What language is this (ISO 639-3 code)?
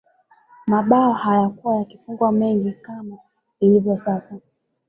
swa